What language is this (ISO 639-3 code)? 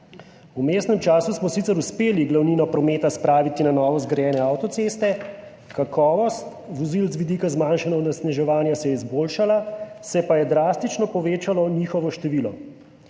slv